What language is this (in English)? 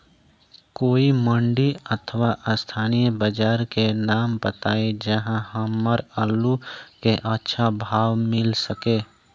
Bhojpuri